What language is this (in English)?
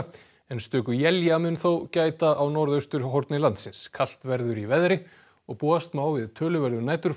Icelandic